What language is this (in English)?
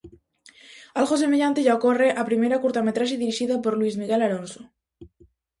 Galician